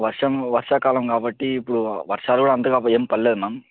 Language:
Telugu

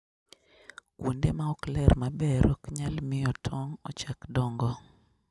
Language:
Luo (Kenya and Tanzania)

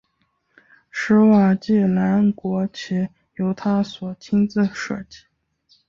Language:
Chinese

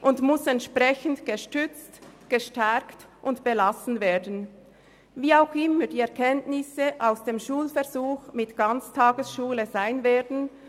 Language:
Swiss German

